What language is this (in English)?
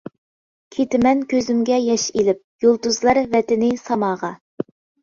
Uyghur